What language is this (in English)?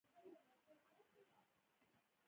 Pashto